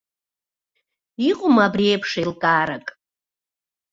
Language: Abkhazian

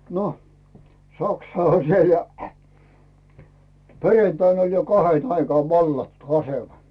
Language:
Finnish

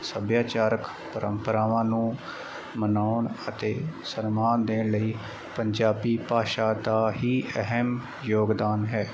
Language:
Punjabi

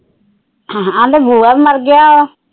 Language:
Punjabi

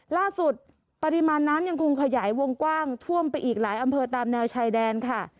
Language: Thai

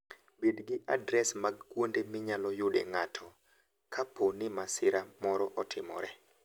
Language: Luo (Kenya and Tanzania)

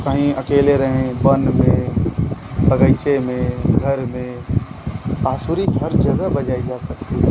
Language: Hindi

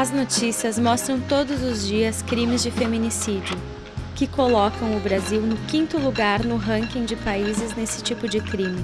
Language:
Portuguese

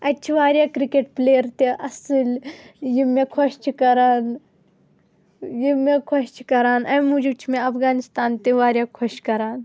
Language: Kashmiri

